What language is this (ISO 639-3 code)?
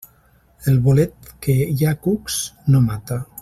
cat